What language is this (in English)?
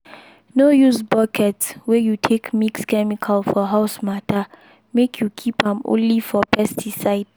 Nigerian Pidgin